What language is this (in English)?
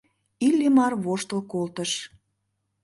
Mari